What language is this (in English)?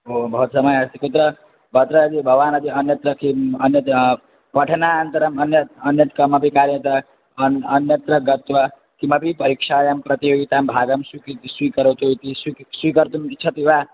Sanskrit